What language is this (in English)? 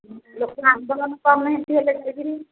Odia